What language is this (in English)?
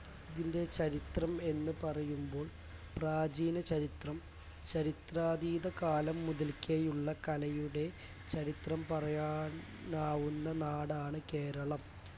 Malayalam